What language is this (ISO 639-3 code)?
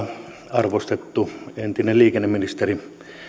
fin